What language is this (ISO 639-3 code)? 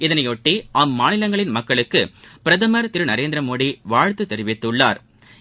tam